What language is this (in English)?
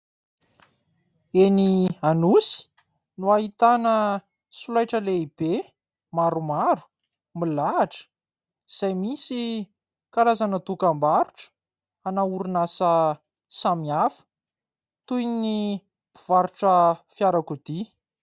Malagasy